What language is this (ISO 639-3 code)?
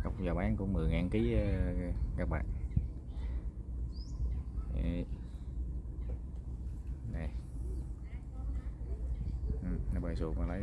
vie